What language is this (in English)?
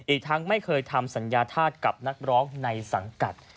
Thai